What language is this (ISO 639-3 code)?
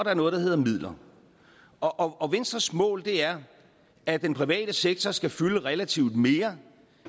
dan